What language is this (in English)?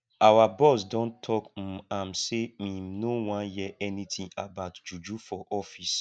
Nigerian Pidgin